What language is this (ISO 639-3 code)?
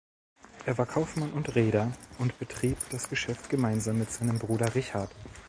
deu